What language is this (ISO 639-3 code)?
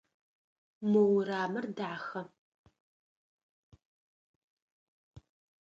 ady